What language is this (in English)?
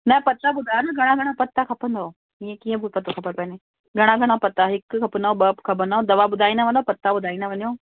Sindhi